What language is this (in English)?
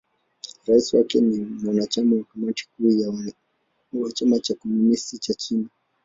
Swahili